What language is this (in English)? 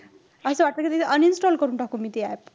Marathi